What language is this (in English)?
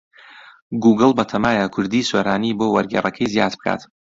Central Kurdish